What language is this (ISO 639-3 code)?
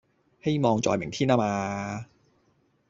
yue